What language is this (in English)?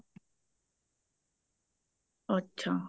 Punjabi